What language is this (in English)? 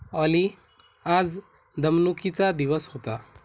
Marathi